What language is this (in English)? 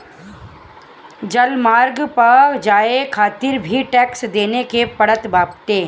Bhojpuri